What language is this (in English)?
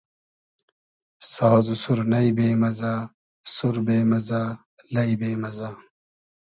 Hazaragi